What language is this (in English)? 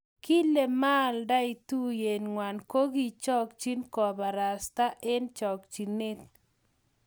Kalenjin